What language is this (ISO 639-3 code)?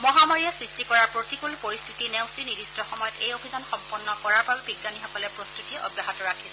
asm